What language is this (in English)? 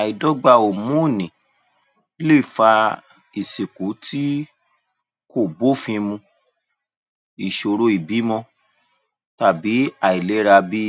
Yoruba